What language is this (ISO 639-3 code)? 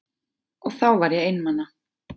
isl